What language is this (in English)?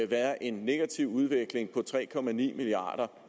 Danish